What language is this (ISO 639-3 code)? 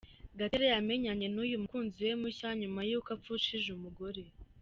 kin